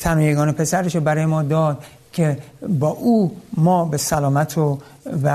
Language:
Persian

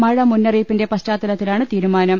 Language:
Malayalam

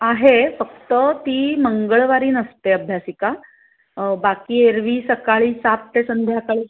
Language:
Marathi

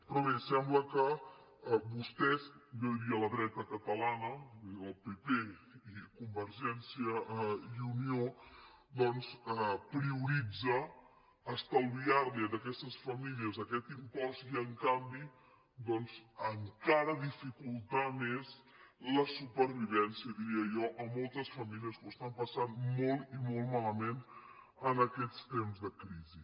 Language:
Catalan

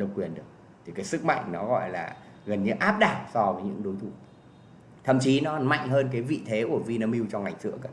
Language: Vietnamese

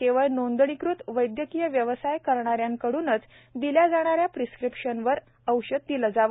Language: Marathi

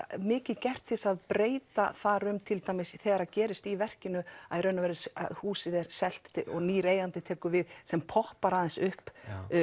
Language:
Icelandic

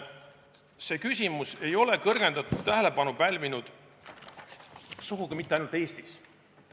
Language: Estonian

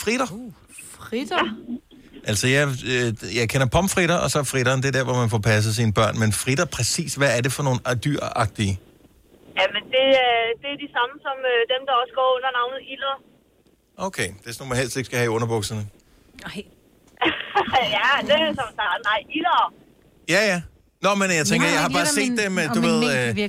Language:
Danish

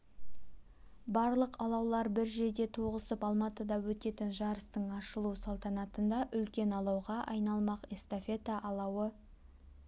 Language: Kazakh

